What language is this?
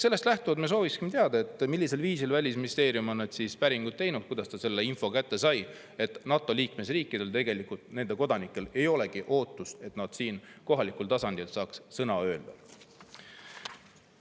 Estonian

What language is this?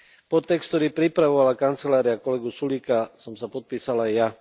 Slovak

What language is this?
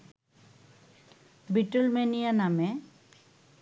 Bangla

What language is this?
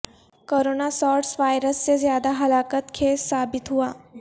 Urdu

